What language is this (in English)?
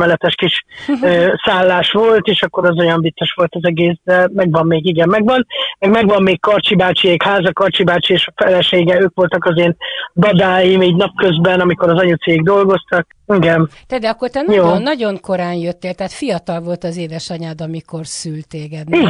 Hungarian